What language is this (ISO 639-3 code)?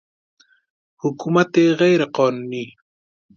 fas